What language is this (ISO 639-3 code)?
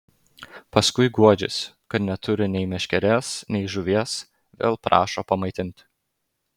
lit